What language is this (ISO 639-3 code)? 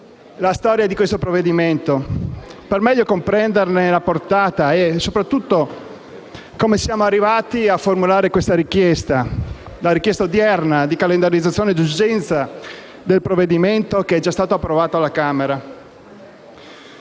ita